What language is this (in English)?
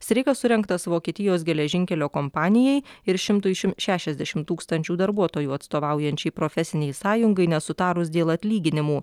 Lithuanian